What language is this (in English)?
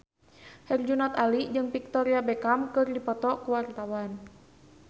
Sundanese